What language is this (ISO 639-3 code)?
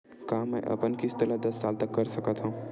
hne